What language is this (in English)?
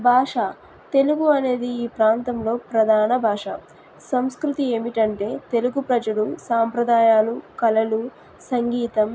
Telugu